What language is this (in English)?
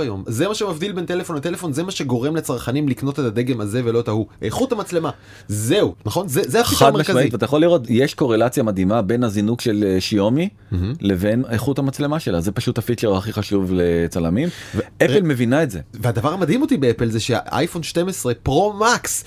Hebrew